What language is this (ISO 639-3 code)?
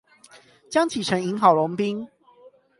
zho